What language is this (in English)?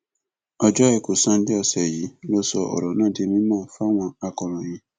Yoruba